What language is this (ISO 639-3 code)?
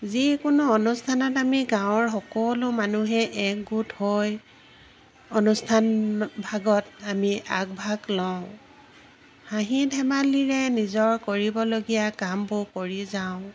asm